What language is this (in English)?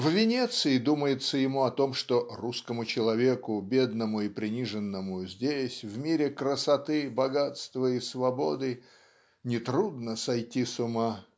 Russian